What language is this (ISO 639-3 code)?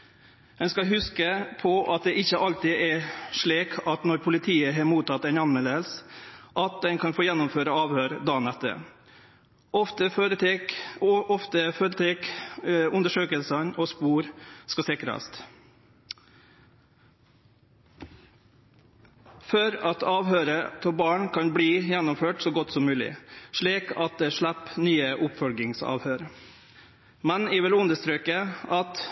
nno